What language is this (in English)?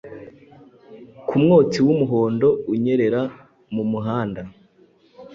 Kinyarwanda